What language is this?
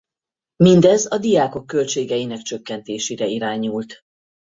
Hungarian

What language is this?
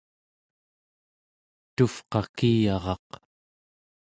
Central Yupik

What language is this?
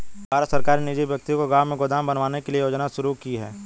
Hindi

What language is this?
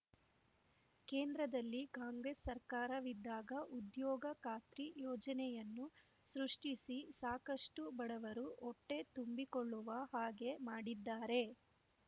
Kannada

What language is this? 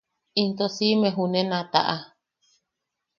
Yaqui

